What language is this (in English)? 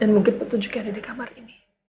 Indonesian